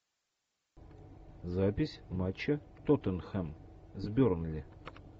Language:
Russian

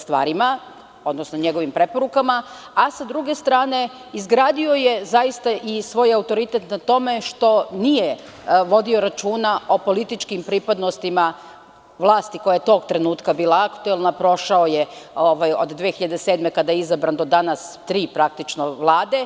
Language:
Serbian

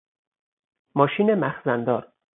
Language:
Persian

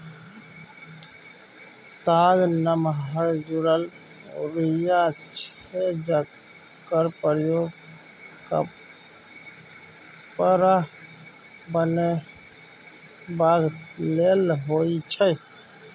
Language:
Maithili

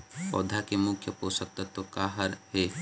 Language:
Chhattisgarhi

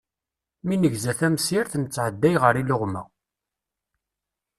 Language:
Kabyle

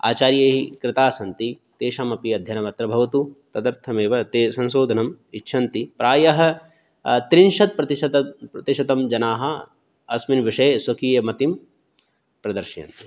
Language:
Sanskrit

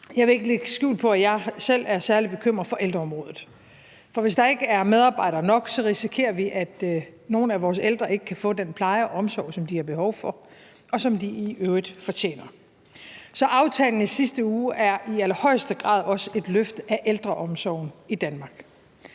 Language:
Danish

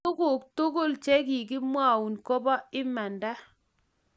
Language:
Kalenjin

